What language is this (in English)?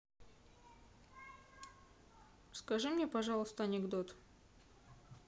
Russian